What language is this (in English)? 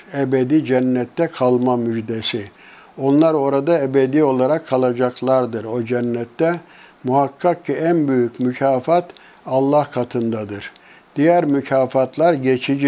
Turkish